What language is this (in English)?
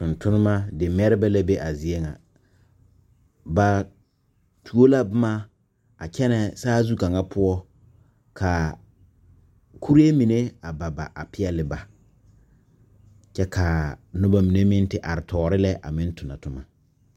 Southern Dagaare